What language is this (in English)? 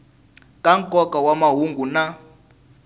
Tsonga